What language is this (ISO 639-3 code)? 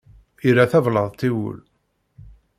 kab